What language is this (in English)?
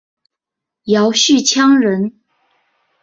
Chinese